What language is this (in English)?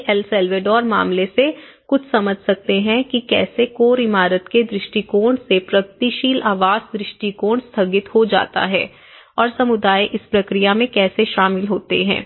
Hindi